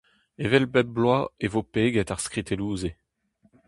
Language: Breton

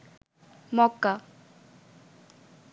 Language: Bangla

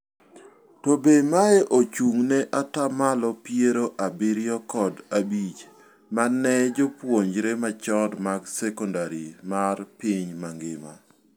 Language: Luo (Kenya and Tanzania)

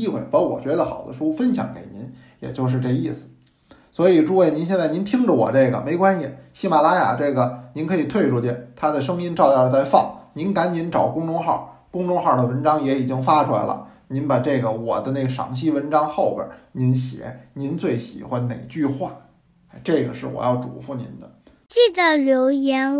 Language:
Chinese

